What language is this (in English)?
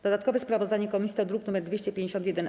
Polish